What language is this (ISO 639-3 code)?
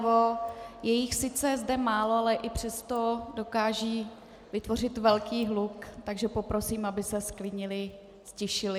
ces